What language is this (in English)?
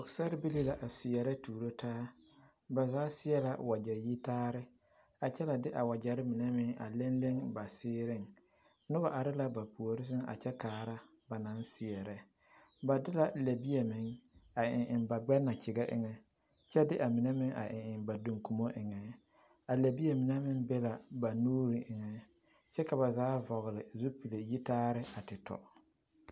Southern Dagaare